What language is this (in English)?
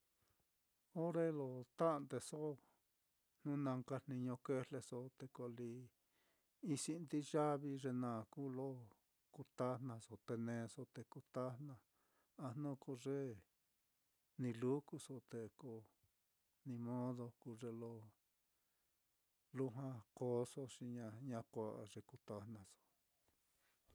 Mitlatongo Mixtec